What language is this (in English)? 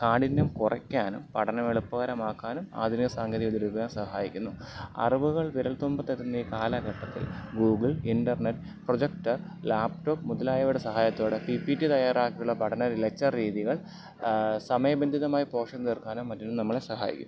Malayalam